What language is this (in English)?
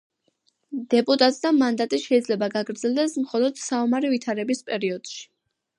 Georgian